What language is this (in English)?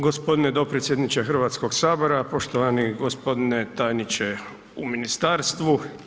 Croatian